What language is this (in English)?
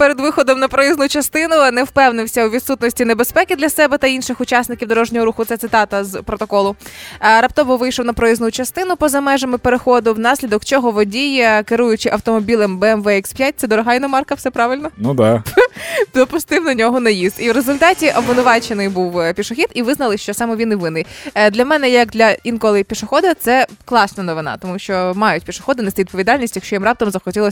Ukrainian